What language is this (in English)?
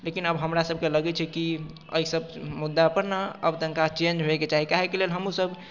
Maithili